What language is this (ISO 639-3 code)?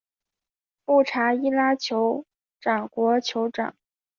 zho